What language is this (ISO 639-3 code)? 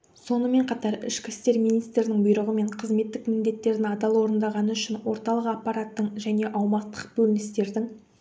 kaz